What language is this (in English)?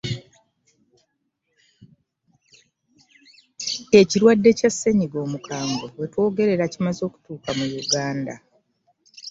Ganda